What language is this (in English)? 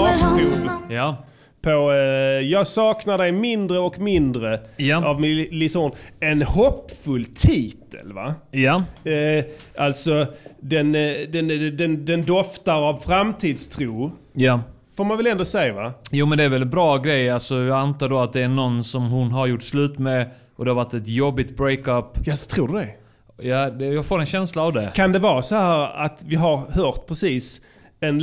Swedish